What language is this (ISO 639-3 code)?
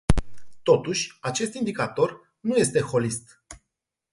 ron